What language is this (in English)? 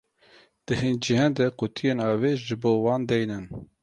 Kurdish